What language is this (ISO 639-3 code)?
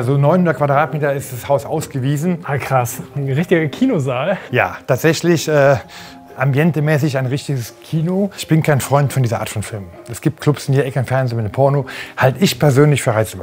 deu